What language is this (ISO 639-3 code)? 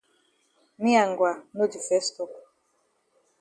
wes